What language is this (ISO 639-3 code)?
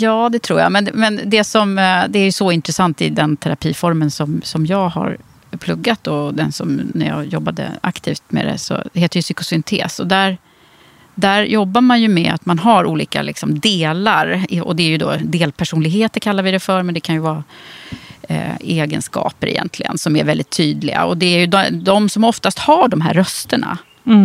swe